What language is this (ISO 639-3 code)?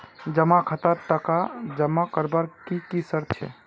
mag